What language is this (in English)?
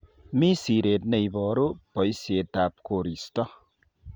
Kalenjin